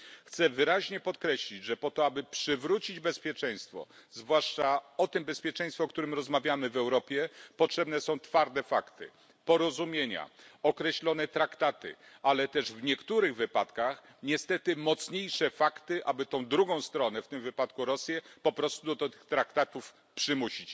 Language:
Polish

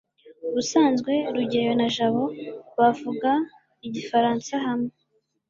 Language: Kinyarwanda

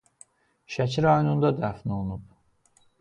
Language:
Azerbaijani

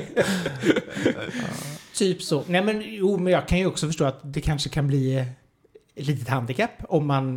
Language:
Swedish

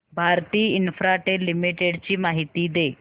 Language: Marathi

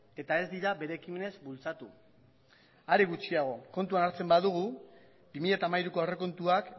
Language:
Basque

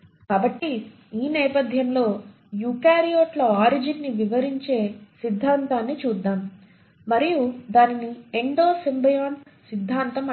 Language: Telugu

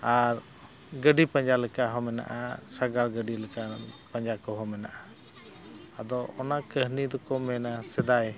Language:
Santali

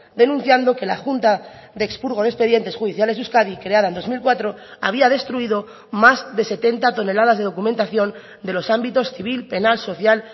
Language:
Spanish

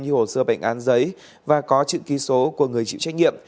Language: Vietnamese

